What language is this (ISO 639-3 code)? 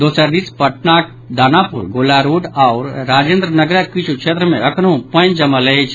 mai